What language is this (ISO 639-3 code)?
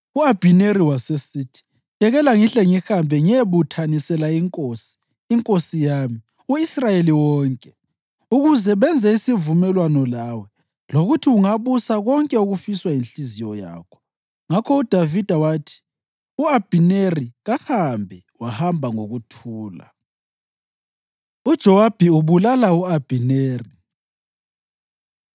nde